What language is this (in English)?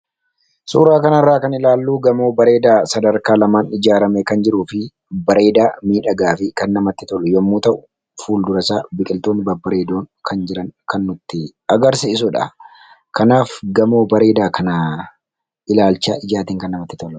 Oromo